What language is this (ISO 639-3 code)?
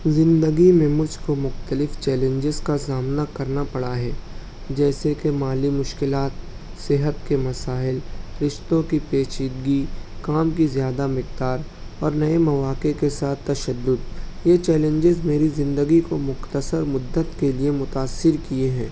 urd